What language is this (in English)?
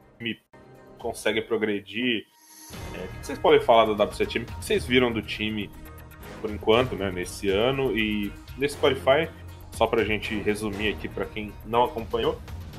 Portuguese